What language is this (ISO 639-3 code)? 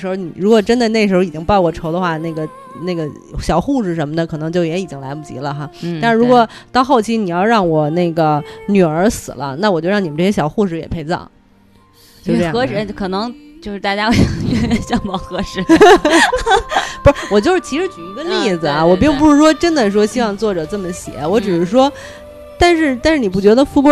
zho